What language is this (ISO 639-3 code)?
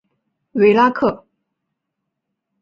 zho